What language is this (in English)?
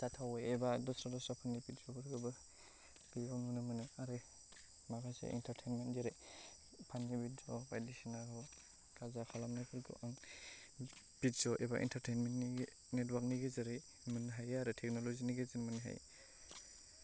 Bodo